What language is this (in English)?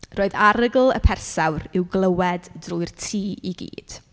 Welsh